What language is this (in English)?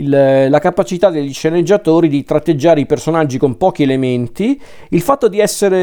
Italian